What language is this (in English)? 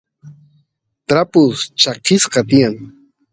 Santiago del Estero Quichua